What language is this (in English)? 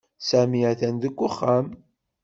Kabyle